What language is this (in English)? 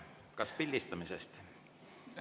Estonian